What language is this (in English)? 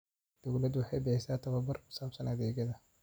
Somali